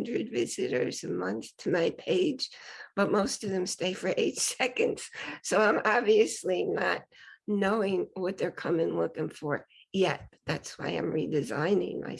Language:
English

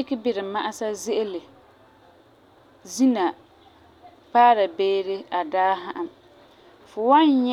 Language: Frafra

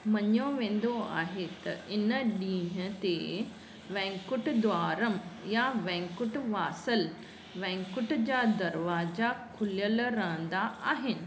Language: Sindhi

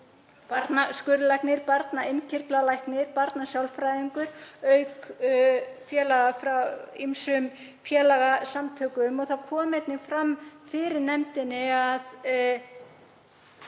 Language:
Icelandic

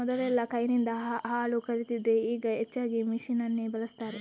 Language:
Kannada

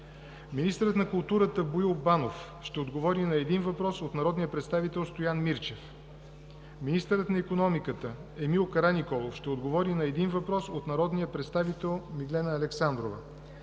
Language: Bulgarian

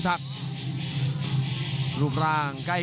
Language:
Thai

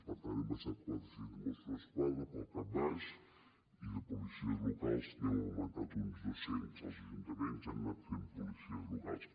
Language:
Catalan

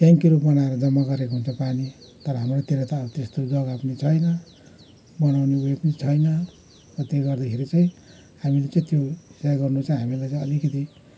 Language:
Nepali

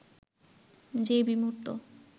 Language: Bangla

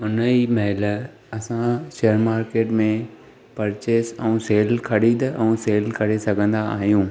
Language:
Sindhi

